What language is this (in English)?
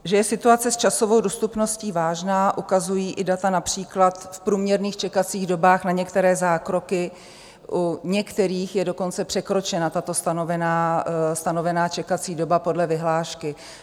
Czech